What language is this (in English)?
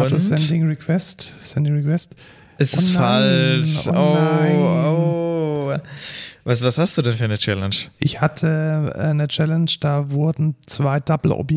German